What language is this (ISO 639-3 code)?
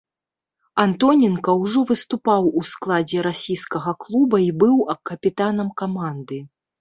bel